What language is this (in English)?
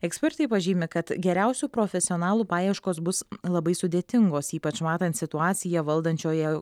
Lithuanian